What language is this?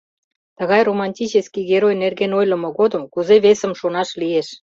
Mari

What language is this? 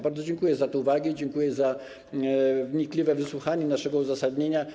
Polish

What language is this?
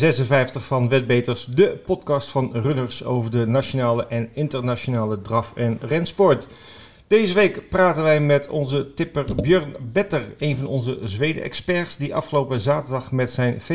Dutch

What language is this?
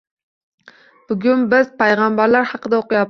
Uzbek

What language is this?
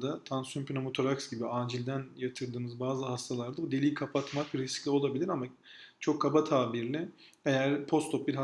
Turkish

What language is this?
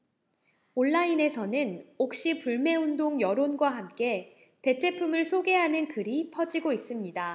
Korean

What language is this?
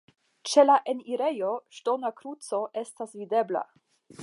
Esperanto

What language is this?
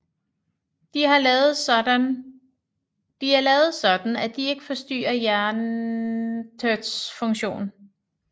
Danish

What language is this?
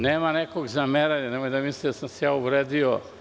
Serbian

